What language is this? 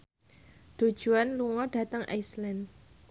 Javanese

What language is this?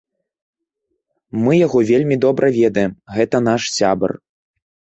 Belarusian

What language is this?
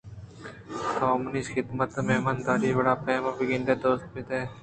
Eastern Balochi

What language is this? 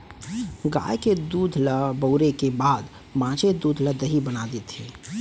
Chhattisgarhi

